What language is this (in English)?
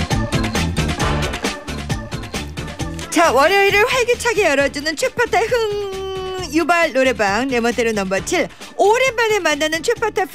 Korean